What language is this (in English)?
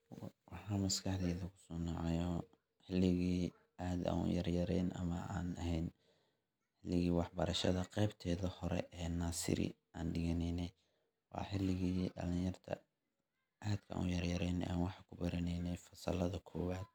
Somali